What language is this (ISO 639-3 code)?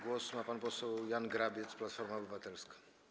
pol